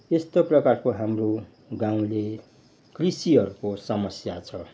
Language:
Nepali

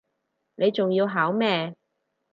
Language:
Cantonese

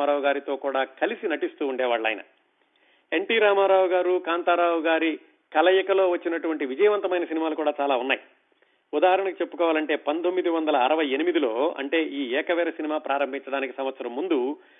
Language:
Telugu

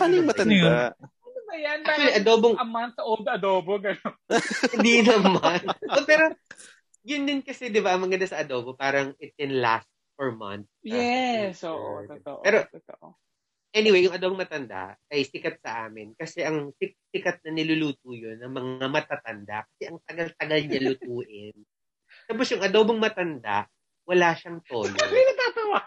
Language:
Filipino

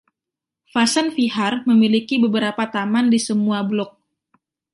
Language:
Indonesian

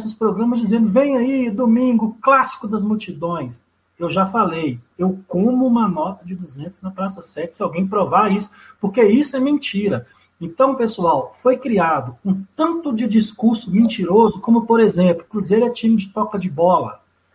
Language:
Portuguese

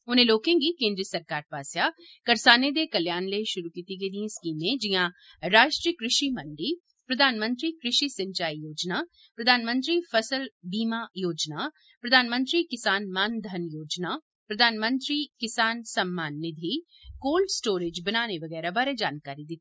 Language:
Dogri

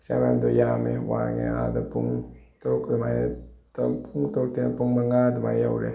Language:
Manipuri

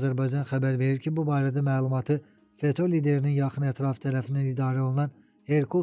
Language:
Turkish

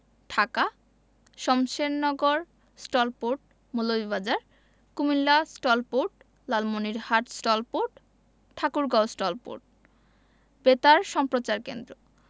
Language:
Bangla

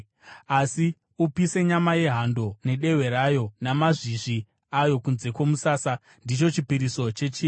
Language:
Shona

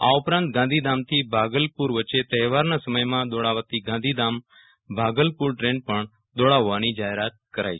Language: Gujarati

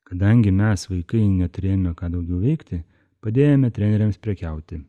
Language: Lithuanian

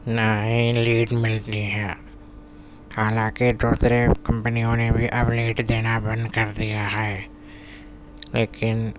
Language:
Urdu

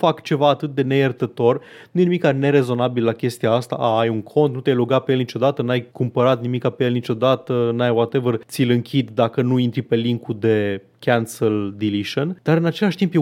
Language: Romanian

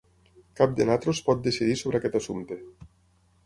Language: Catalan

